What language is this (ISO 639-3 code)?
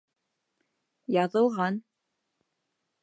bak